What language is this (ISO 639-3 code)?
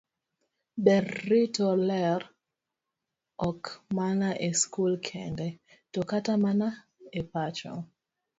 luo